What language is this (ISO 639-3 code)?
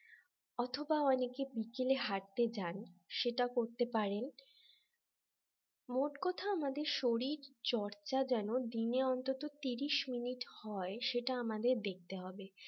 ben